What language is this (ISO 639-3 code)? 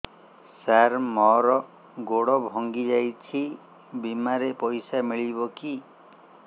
ori